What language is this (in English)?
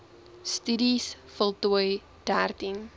Afrikaans